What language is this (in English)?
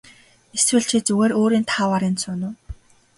Mongolian